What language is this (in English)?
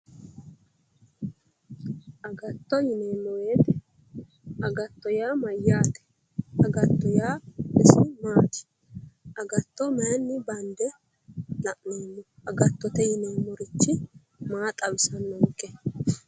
Sidamo